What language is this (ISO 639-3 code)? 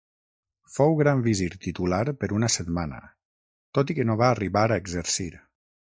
cat